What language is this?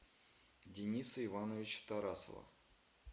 Russian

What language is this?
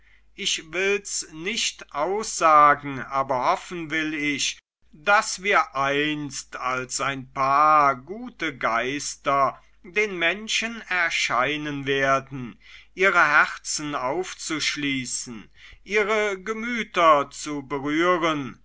German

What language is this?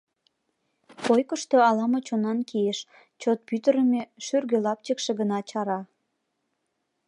Mari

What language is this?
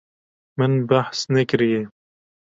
Kurdish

